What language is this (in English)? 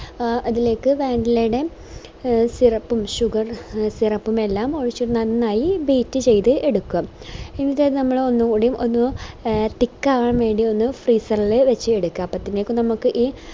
Malayalam